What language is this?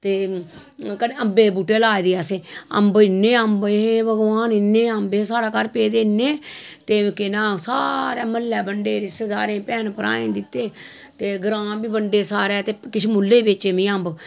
Dogri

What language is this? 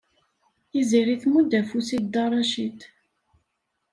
Kabyle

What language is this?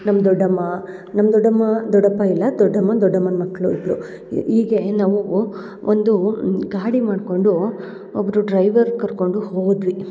Kannada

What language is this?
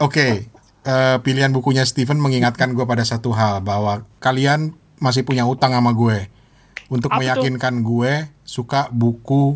Indonesian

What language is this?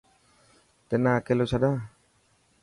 Dhatki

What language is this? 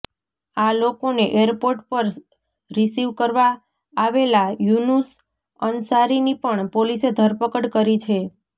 Gujarati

